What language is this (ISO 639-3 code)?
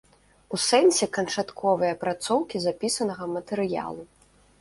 bel